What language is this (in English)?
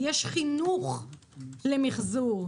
Hebrew